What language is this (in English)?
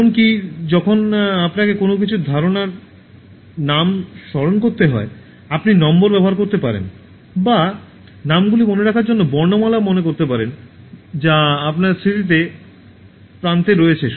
Bangla